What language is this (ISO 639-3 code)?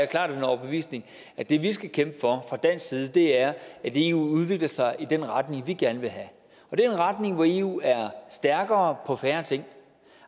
dan